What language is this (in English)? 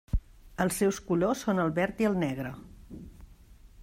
Catalan